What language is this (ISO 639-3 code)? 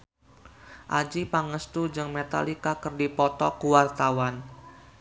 sun